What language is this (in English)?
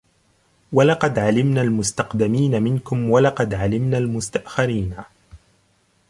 Arabic